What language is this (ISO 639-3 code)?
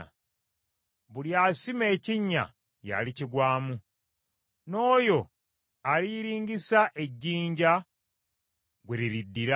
lug